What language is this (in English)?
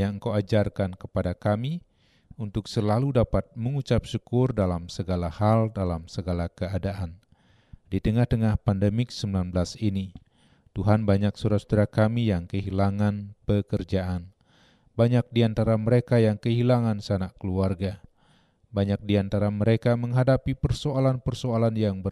Indonesian